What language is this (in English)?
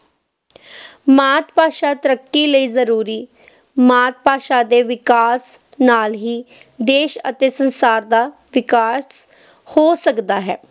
Punjabi